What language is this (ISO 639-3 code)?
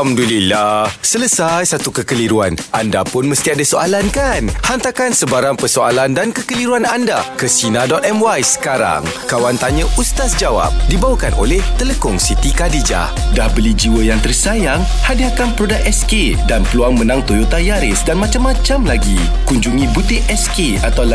msa